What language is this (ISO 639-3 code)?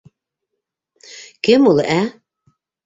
bak